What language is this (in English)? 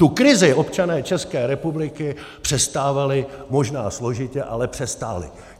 Czech